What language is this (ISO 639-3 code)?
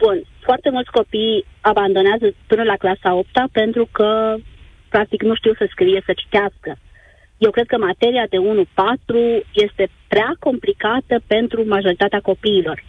ron